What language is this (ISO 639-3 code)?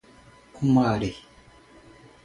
por